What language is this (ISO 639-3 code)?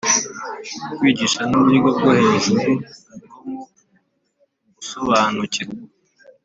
kin